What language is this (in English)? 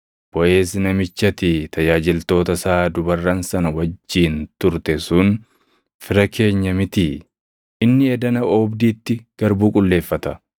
Oromo